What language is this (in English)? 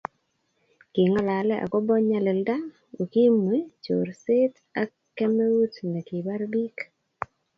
Kalenjin